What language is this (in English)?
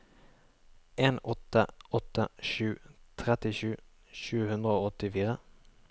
Norwegian